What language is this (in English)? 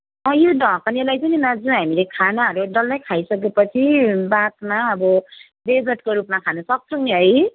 Nepali